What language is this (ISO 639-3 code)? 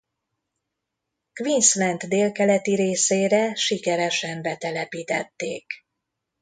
hun